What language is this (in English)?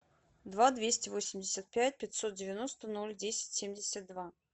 Russian